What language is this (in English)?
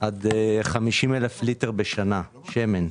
Hebrew